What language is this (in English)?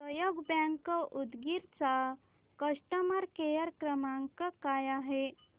Marathi